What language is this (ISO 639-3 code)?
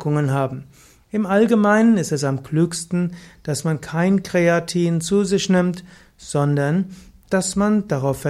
deu